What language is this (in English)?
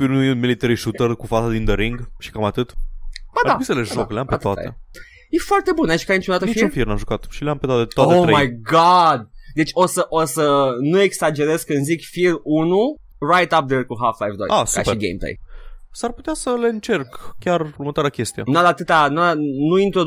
Romanian